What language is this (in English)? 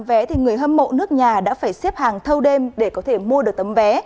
Vietnamese